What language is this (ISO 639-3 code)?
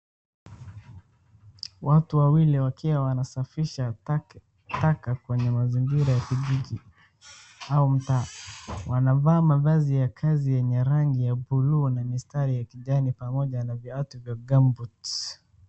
swa